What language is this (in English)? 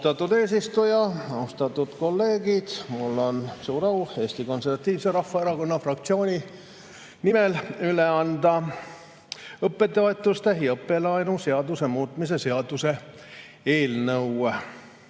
Estonian